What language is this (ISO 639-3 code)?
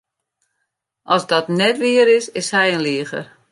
fry